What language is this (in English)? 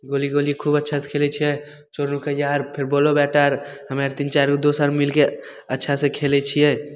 Maithili